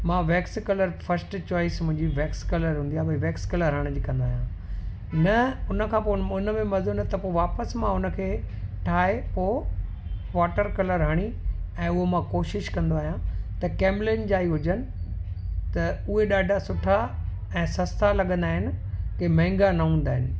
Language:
Sindhi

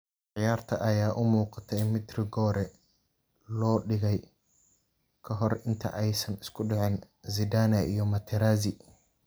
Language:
Somali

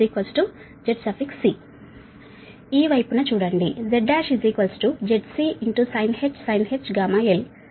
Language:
Telugu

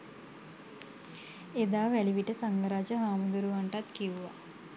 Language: Sinhala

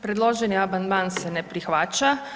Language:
Croatian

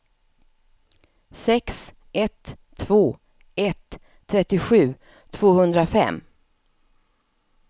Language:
Swedish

